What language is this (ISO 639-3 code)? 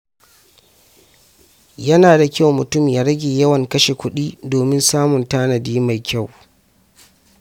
hau